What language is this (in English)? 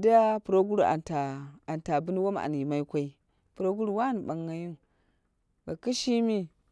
Dera (Nigeria)